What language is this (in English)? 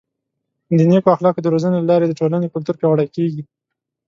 Pashto